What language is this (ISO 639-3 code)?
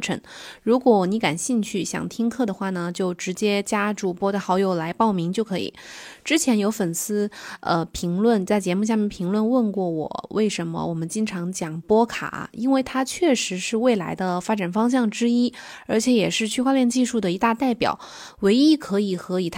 zho